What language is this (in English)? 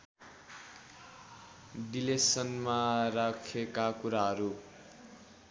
Nepali